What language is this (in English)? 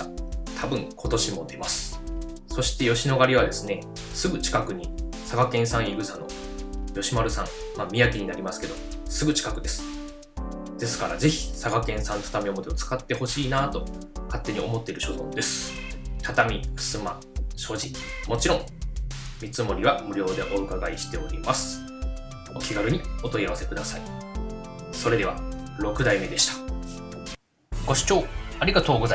Japanese